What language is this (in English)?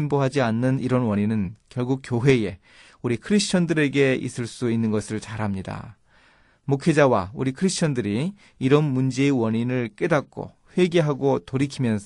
Korean